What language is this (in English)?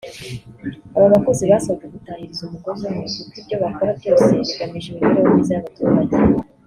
Kinyarwanda